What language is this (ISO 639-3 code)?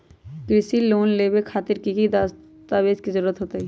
mag